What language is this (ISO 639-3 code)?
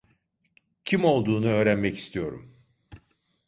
tur